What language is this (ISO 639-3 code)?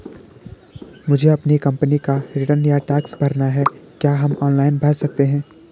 hin